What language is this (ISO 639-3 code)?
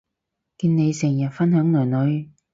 yue